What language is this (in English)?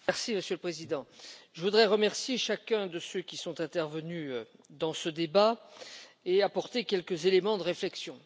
French